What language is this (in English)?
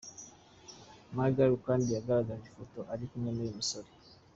Kinyarwanda